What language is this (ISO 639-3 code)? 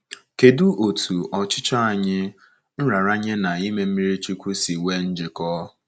ibo